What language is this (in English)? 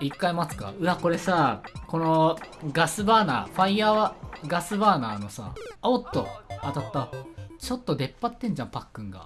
Japanese